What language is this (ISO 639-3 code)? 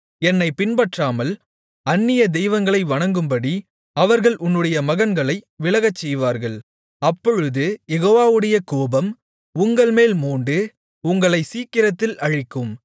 tam